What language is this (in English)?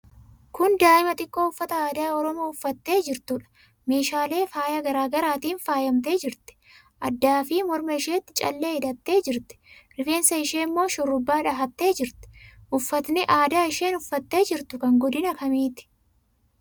Oromo